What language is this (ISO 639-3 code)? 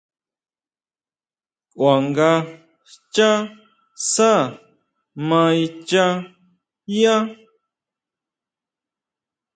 mau